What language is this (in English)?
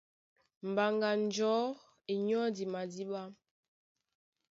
Duala